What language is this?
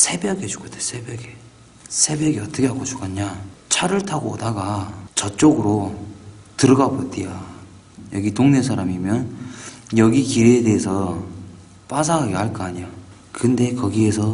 Korean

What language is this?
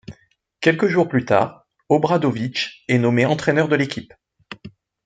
French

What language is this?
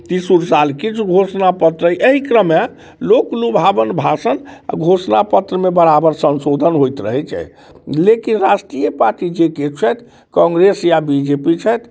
Maithili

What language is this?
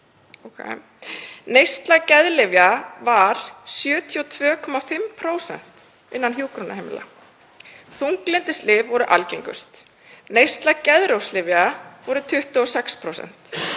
Icelandic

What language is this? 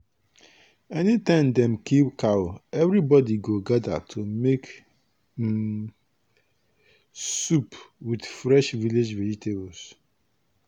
Nigerian Pidgin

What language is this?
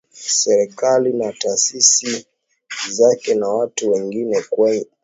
Swahili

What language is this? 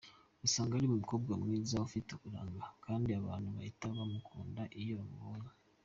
Kinyarwanda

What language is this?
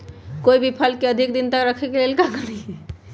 Magahi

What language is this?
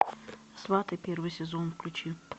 Russian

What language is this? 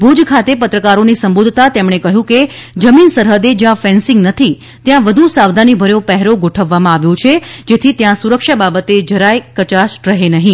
Gujarati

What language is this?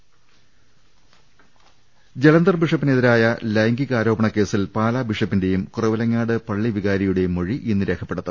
Malayalam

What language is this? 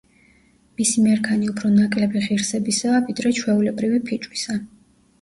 Georgian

